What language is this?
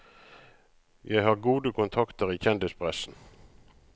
Norwegian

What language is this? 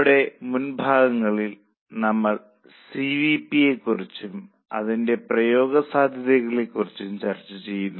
Malayalam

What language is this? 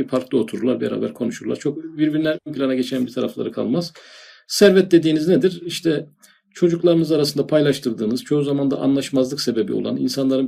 Turkish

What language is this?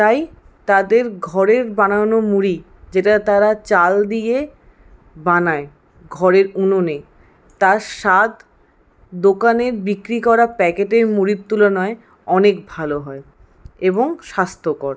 Bangla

